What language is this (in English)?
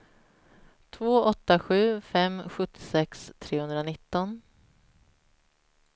Swedish